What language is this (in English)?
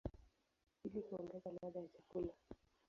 Swahili